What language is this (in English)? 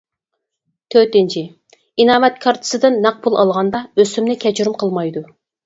Uyghur